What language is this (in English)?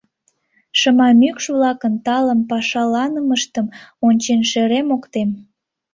Mari